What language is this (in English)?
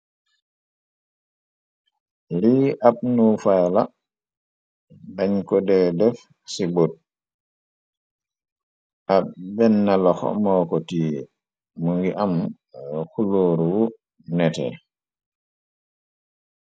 Wolof